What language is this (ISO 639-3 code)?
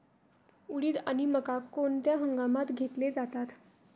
mar